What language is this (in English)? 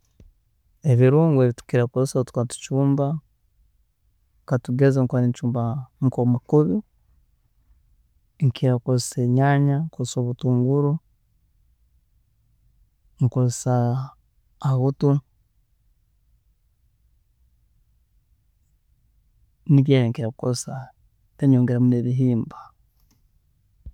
Tooro